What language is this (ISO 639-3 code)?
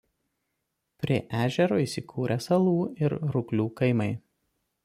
lit